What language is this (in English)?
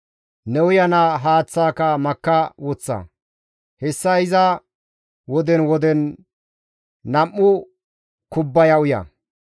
Gamo